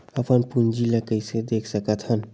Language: Chhattisgarhi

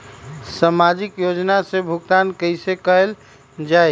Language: Magahi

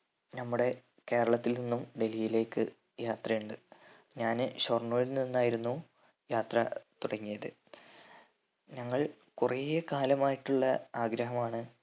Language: Malayalam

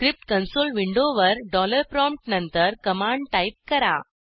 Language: Marathi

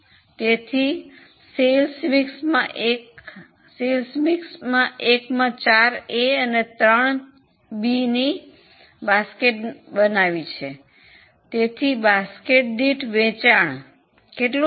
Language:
Gujarati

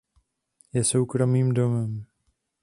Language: Czech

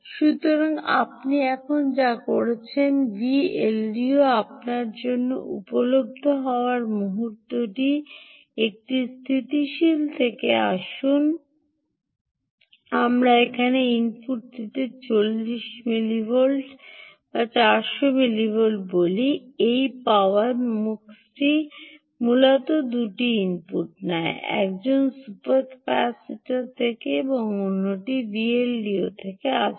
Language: Bangla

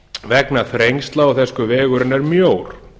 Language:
Icelandic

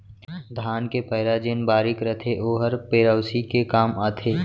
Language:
Chhattisgarhi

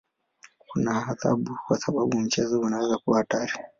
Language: Swahili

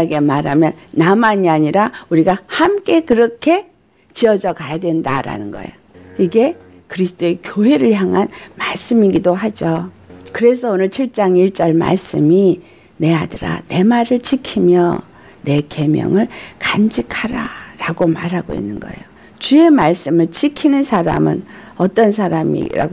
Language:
Korean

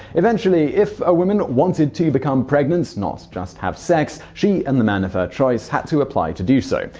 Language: English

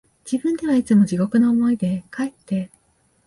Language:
Japanese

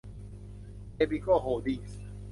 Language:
Thai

